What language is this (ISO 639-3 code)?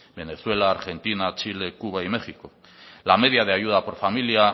spa